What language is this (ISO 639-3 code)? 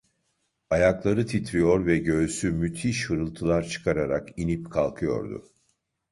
tur